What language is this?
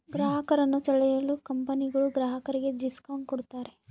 Kannada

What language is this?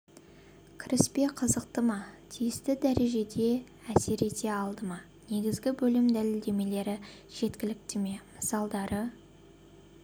Kazakh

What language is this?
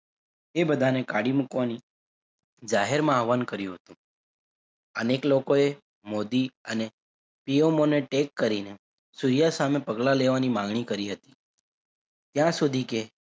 Gujarati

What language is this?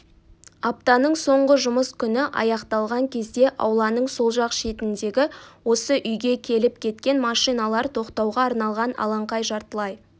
Kazakh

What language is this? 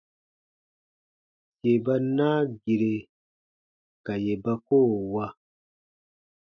Baatonum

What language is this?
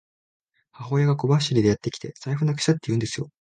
Japanese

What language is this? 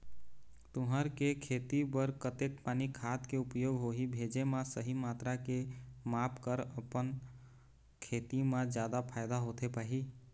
Chhattisgarhi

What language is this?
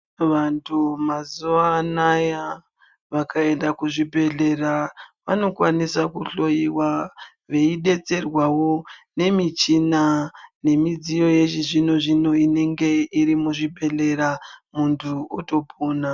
Ndau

